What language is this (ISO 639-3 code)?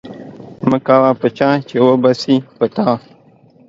pus